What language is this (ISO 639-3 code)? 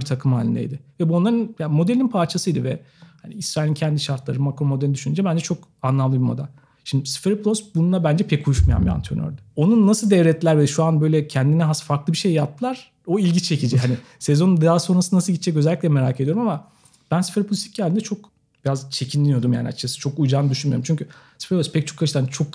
tur